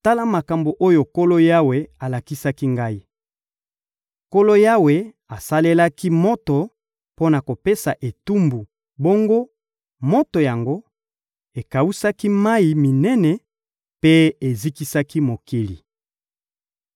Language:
Lingala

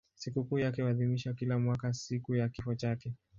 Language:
Swahili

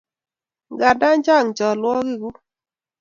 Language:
Kalenjin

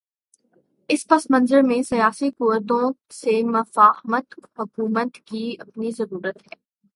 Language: Urdu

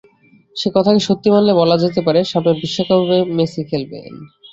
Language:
Bangla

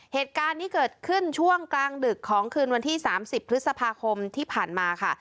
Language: Thai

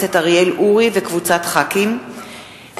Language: Hebrew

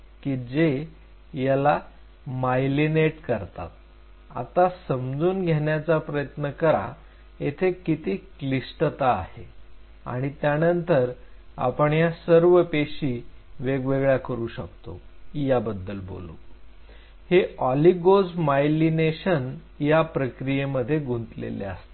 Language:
Marathi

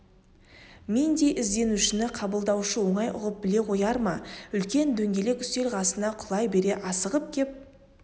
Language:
Kazakh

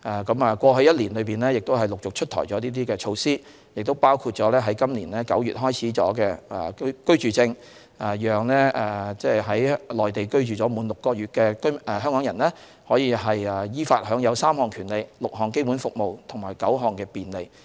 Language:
Cantonese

